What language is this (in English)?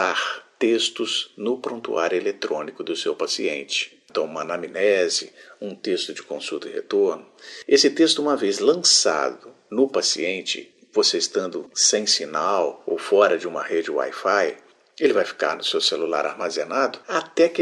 Portuguese